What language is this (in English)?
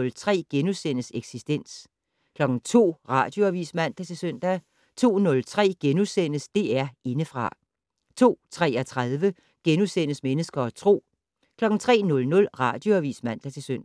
Danish